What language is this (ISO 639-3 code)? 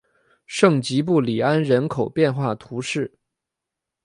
zho